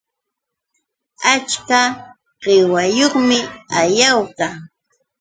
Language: Yauyos Quechua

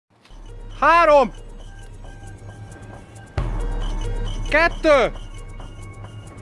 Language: Hungarian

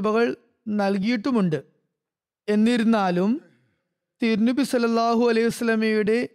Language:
Malayalam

